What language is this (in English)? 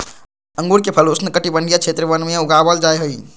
Magahi